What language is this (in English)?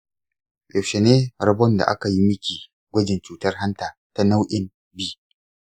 Hausa